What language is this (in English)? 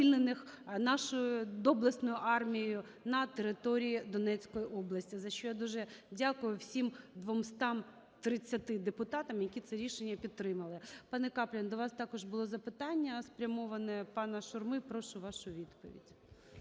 Ukrainian